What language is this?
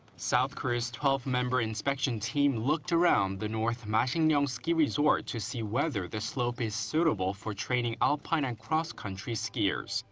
English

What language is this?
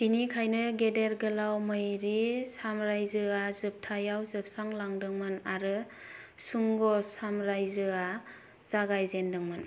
Bodo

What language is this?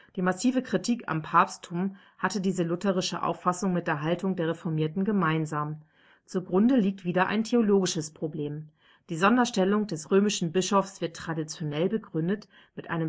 German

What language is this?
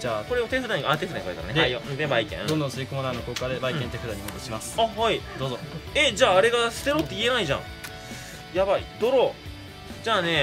Japanese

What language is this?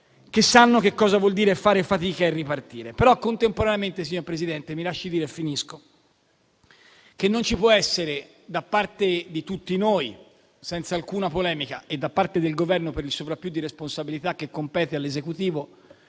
Italian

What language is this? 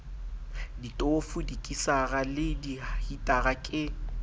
Southern Sotho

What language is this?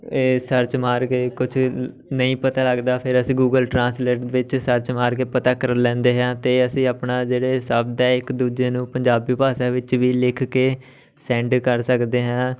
Punjabi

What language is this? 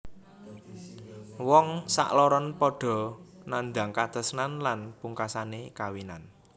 Javanese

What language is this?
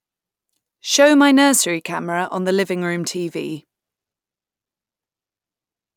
English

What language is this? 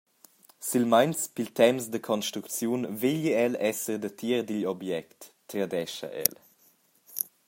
Romansh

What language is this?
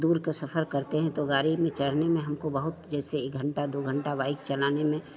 Hindi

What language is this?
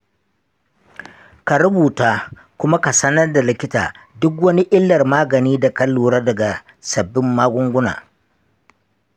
Hausa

